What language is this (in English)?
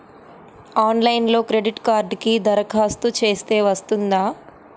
Telugu